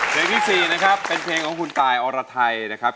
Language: Thai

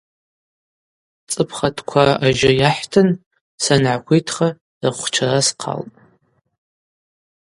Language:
Abaza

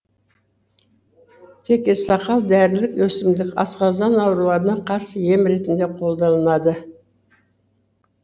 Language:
Kazakh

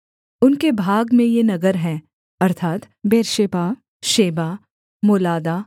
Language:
Hindi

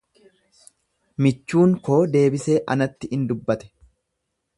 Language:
Oromo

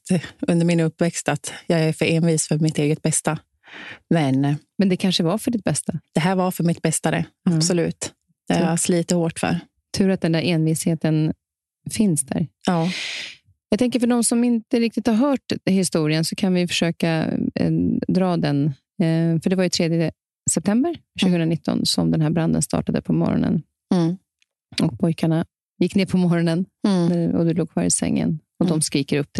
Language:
Swedish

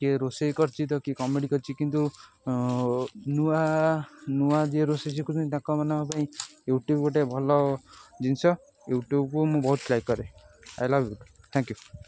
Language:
Odia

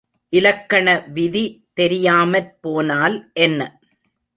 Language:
Tamil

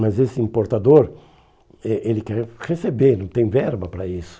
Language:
Portuguese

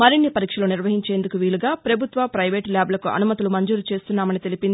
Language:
Telugu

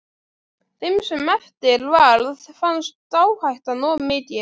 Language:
Icelandic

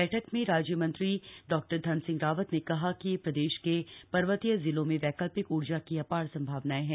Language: Hindi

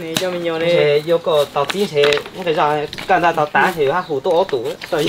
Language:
Vietnamese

